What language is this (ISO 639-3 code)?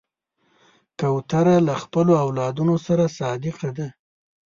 pus